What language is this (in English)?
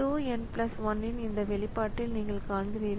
Tamil